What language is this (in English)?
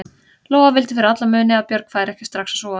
Icelandic